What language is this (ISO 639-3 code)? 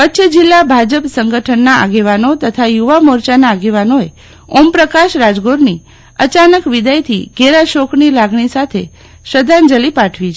guj